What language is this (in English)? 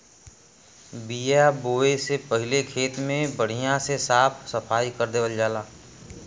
Bhojpuri